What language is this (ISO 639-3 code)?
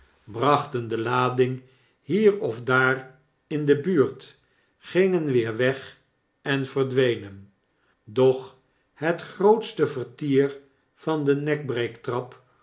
nld